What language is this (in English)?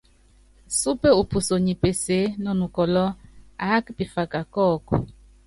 Yangben